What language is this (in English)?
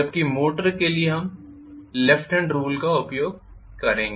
Hindi